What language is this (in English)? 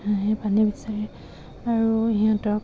Assamese